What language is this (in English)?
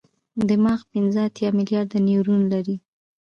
Pashto